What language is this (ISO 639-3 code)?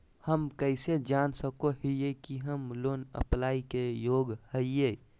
mag